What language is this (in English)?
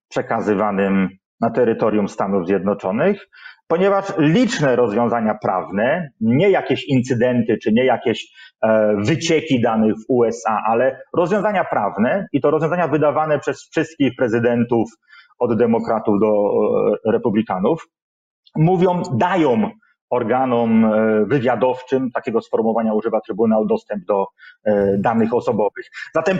Polish